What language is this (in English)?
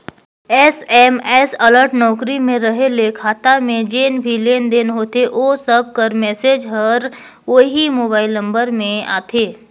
Chhattisgarhi